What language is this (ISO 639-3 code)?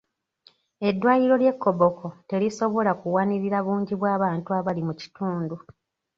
lug